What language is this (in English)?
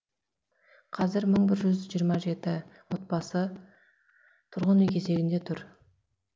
Kazakh